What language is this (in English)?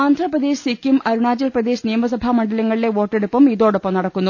Malayalam